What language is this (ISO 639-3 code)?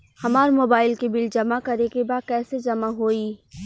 bho